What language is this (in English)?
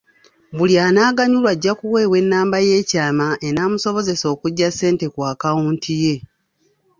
Ganda